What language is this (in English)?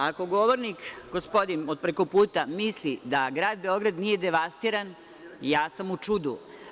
Serbian